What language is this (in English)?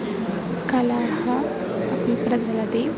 Sanskrit